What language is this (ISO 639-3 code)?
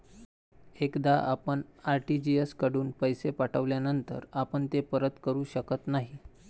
mar